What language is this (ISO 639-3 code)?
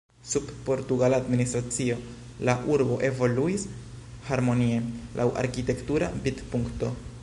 epo